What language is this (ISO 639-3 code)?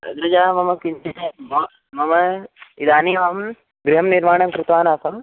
san